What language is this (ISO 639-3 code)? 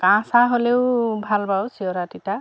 asm